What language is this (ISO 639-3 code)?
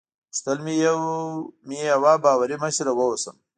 pus